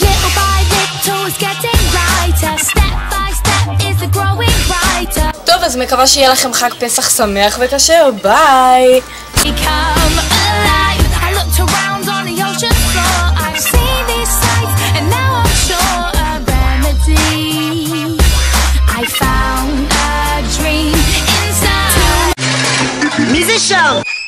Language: Hebrew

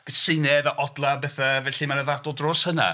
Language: Welsh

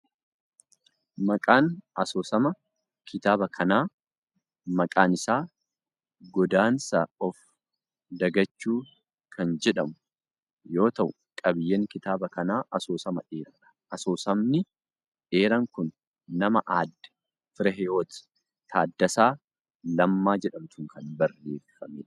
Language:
Oromo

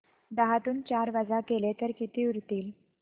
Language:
Marathi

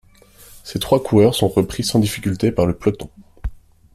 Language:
French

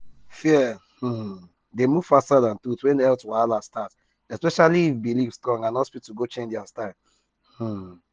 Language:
Nigerian Pidgin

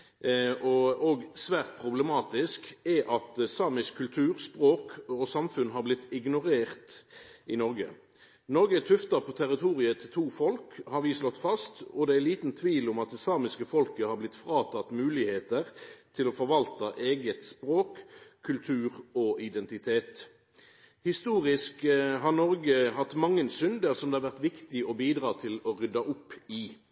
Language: Norwegian Nynorsk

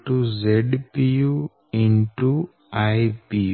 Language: Gujarati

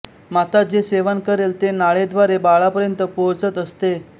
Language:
Marathi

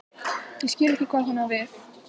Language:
Icelandic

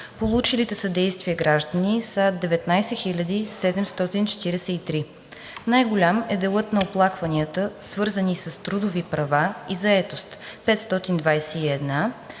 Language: Bulgarian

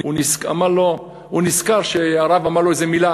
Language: Hebrew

